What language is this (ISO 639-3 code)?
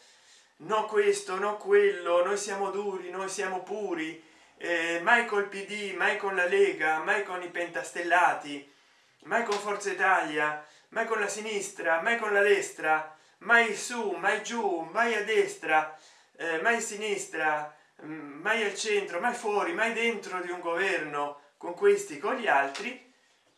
ita